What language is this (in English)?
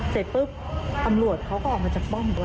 Thai